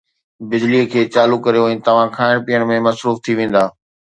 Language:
Sindhi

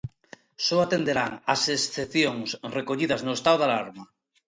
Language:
Galician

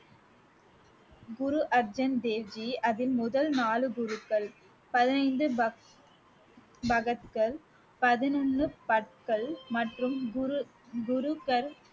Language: Tamil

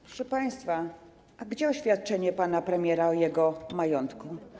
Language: Polish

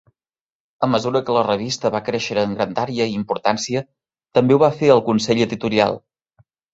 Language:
Catalan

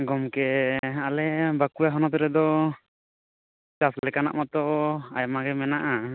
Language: Santali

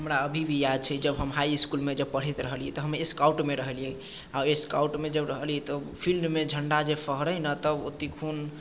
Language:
Maithili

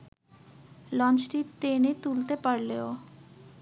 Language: Bangla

